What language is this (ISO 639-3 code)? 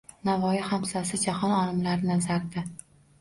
uzb